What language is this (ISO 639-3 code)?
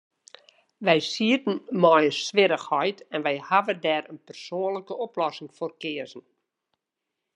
fry